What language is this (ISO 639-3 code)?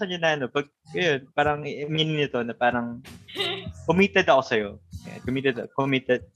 fil